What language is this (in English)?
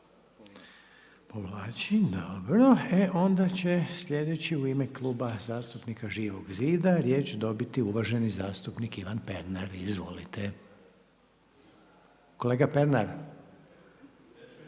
Croatian